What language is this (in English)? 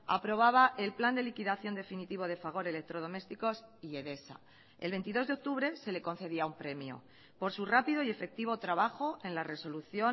Spanish